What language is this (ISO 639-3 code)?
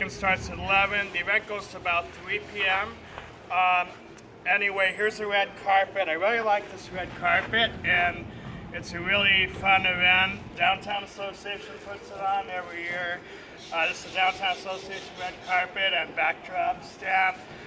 eng